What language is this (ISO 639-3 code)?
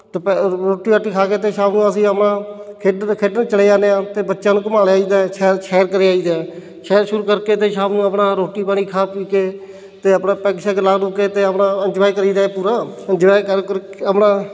pan